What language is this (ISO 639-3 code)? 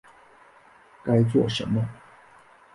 zho